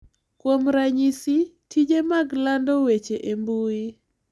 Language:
Luo (Kenya and Tanzania)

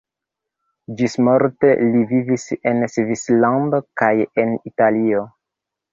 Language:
Esperanto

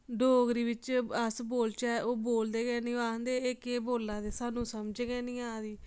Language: Dogri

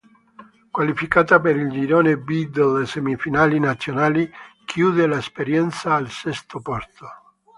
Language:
Italian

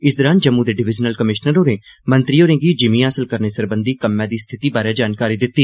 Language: Dogri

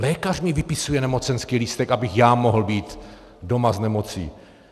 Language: Czech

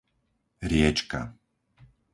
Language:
Slovak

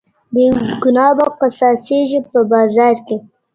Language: Pashto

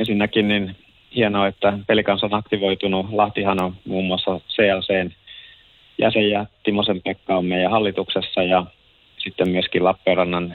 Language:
Finnish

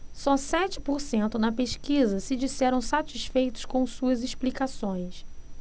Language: Portuguese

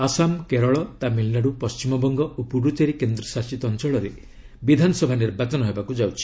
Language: Odia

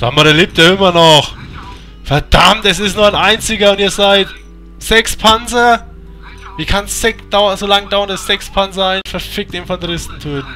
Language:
German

